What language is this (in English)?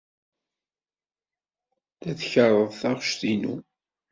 Kabyle